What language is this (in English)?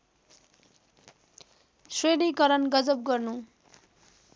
Nepali